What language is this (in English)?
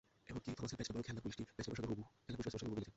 Bangla